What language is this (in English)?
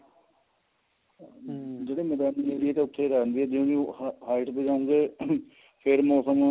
Punjabi